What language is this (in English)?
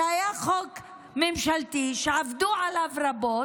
Hebrew